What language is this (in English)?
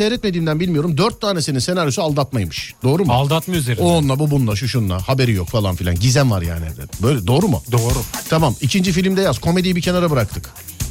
Turkish